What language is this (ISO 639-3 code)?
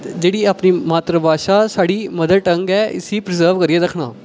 doi